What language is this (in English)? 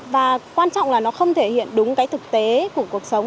Vietnamese